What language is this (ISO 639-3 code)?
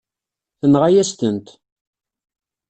kab